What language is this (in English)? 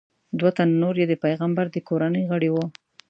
Pashto